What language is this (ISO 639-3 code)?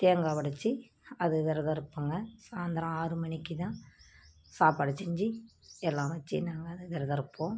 tam